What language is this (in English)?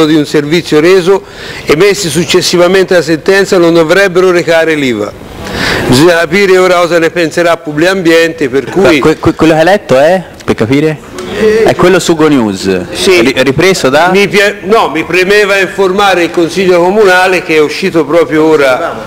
Italian